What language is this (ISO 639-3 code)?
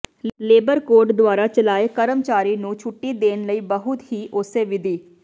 pan